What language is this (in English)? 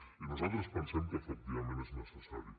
Catalan